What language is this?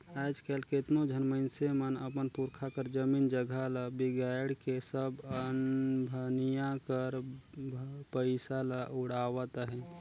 Chhattisgarhi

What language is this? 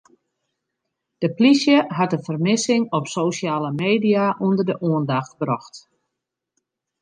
Western Frisian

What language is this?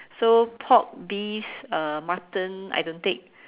English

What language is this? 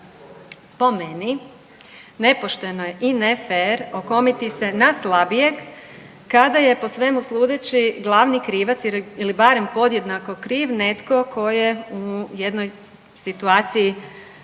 Croatian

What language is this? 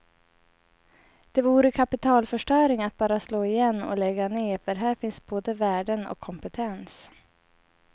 Swedish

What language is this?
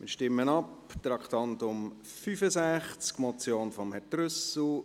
Swiss German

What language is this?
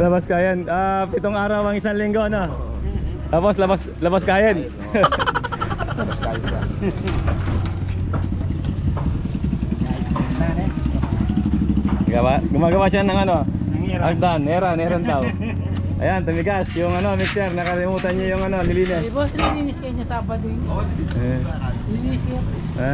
Filipino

